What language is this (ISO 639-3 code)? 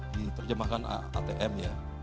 ind